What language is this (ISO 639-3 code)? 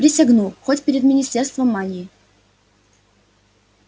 rus